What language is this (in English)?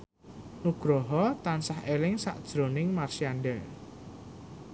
Javanese